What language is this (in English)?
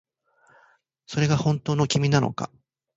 Japanese